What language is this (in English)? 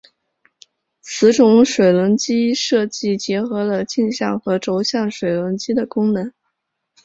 Chinese